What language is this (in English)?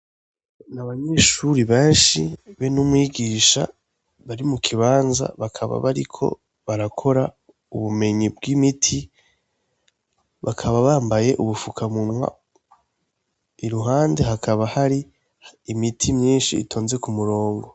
Rundi